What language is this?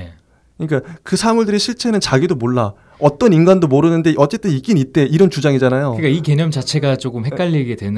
Korean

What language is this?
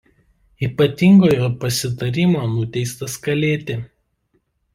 Lithuanian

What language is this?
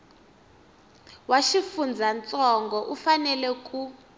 Tsonga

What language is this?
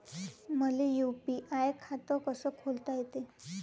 Marathi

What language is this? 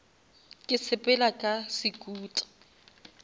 Northern Sotho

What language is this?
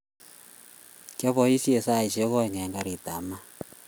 Kalenjin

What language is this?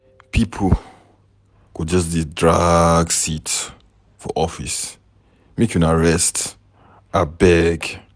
Nigerian Pidgin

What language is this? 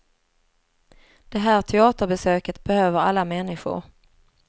Swedish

